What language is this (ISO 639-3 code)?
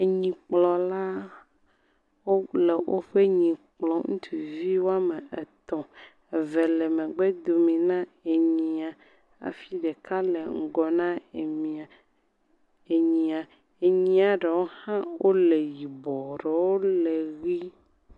ewe